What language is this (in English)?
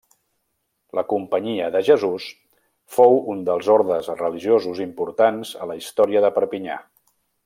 Catalan